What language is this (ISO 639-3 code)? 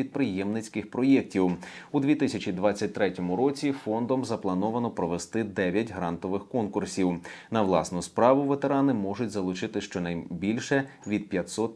ukr